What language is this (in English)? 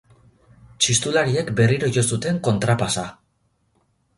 Basque